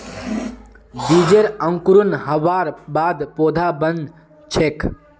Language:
Magahi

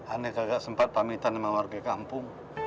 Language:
Indonesian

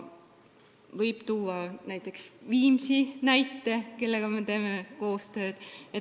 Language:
Estonian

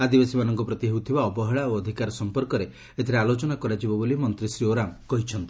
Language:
Odia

